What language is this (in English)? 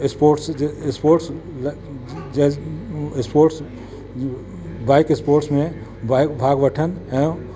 Sindhi